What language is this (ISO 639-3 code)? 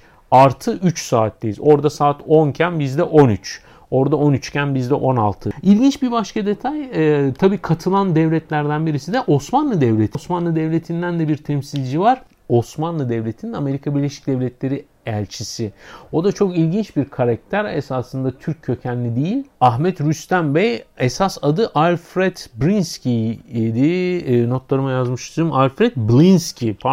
tur